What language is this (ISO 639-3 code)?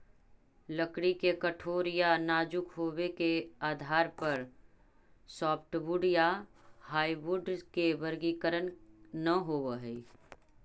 mag